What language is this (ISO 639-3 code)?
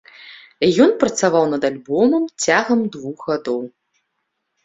bel